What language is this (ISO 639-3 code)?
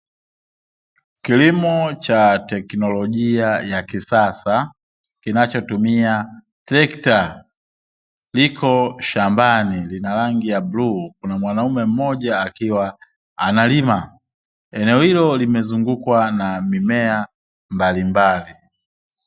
swa